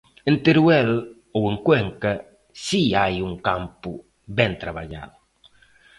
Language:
Galician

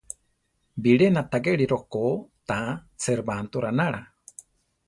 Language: Central Tarahumara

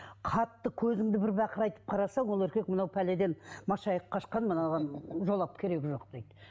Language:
Kazakh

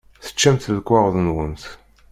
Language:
Kabyle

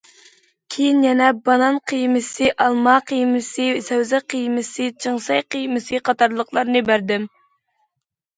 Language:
Uyghur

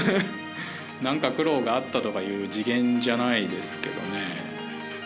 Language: Japanese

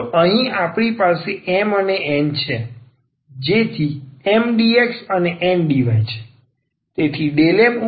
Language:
Gujarati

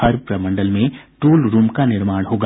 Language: Hindi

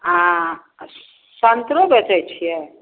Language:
Maithili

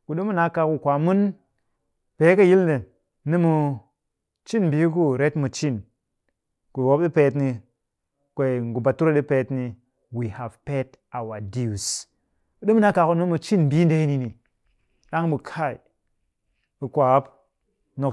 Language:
Cakfem-Mushere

